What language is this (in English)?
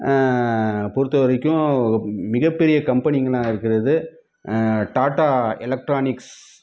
Tamil